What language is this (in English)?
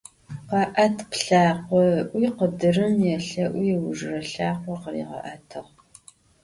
Adyghe